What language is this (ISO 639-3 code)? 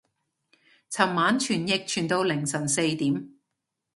yue